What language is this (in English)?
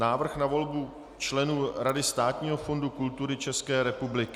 Czech